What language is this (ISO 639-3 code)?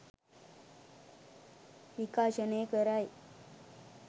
sin